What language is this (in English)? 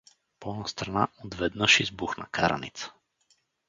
Bulgarian